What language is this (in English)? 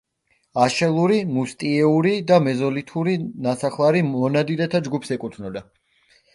Georgian